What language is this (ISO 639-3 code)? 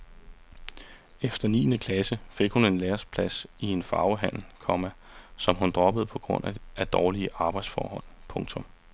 dan